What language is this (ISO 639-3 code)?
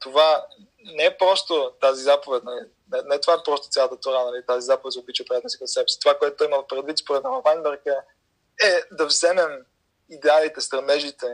bul